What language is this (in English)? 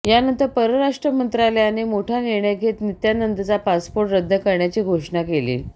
Marathi